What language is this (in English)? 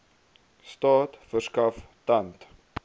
Afrikaans